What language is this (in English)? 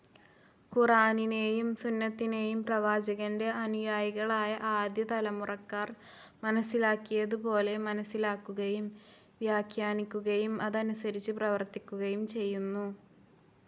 Malayalam